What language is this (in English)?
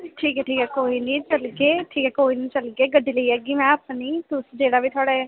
Dogri